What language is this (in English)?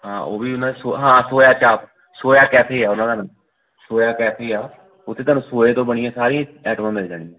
Punjabi